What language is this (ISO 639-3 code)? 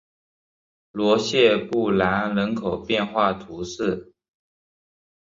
zho